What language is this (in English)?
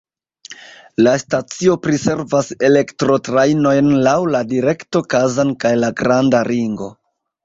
Esperanto